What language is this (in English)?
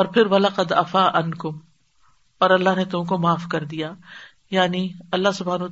Urdu